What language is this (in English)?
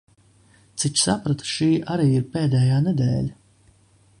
Latvian